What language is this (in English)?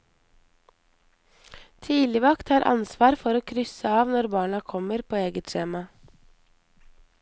Norwegian